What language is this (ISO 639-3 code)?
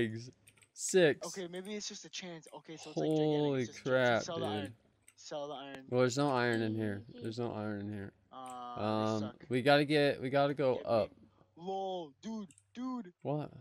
eng